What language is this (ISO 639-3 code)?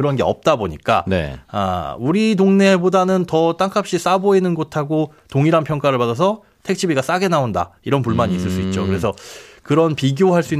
kor